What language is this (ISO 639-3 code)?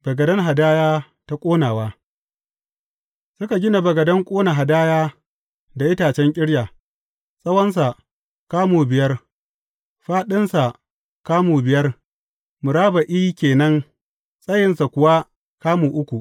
hau